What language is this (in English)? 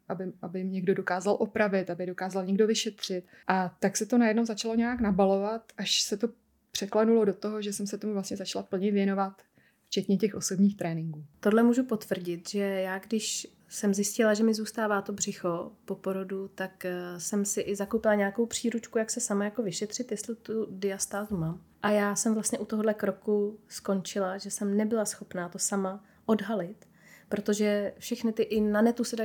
Czech